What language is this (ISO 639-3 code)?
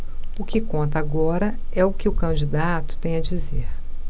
por